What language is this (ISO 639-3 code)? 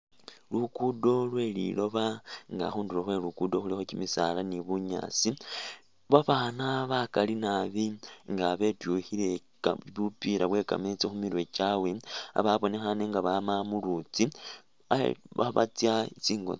myx